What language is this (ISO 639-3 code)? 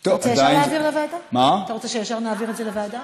heb